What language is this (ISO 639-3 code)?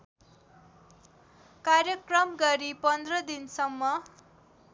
nep